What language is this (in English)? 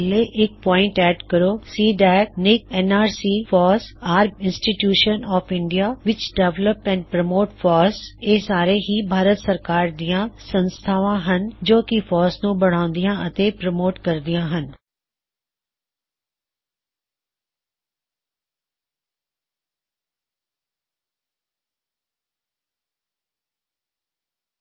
Punjabi